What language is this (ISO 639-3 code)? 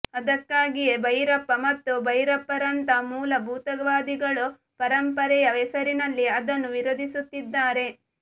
kan